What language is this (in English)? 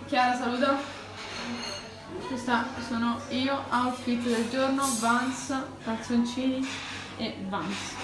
Italian